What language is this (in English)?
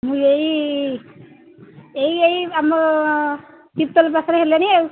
Odia